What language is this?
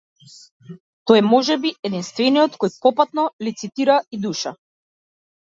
Macedonian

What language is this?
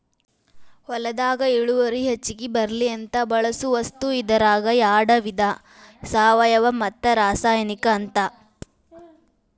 Kannada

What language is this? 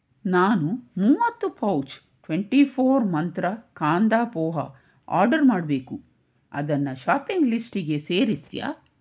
Kannada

